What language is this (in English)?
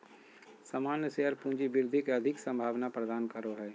Magahi